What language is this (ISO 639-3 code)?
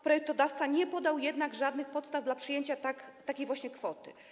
pol